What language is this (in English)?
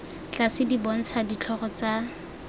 Tswana